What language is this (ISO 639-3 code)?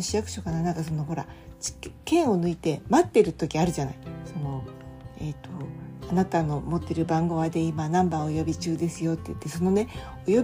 jpn